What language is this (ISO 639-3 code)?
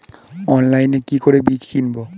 ben